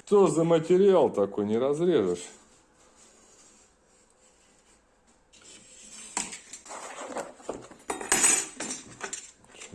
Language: Russian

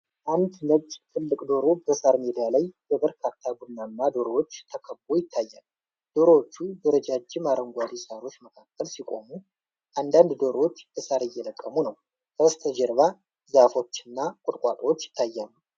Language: Amharic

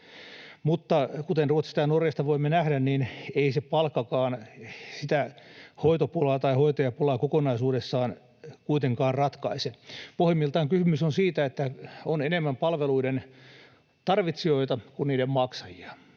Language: Finnish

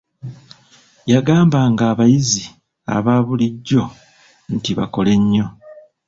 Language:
Ganda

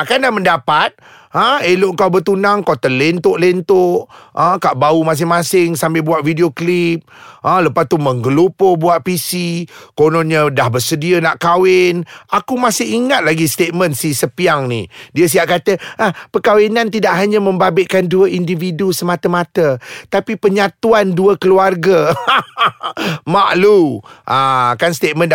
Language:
Malay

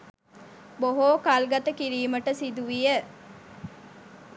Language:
Sinhala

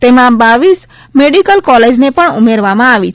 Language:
Gujarati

